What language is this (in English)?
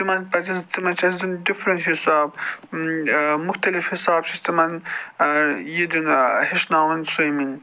Kashmiri